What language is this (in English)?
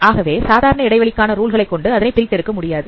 Tamil